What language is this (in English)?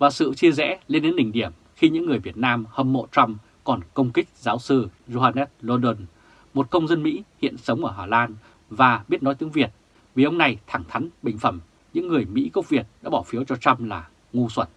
Vietnamese